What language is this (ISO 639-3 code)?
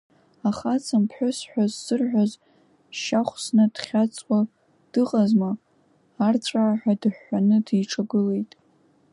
abk